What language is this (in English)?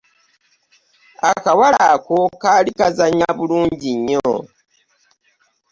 Ganda